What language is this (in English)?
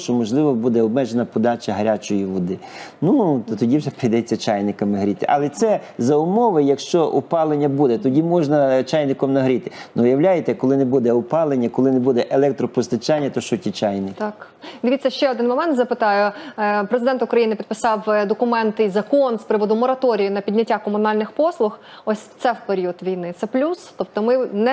Ukrainian